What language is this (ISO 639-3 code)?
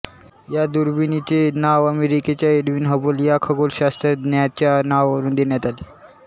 mar